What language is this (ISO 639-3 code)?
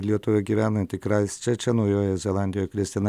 lit